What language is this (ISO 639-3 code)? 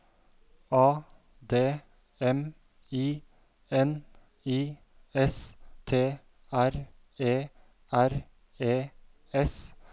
nor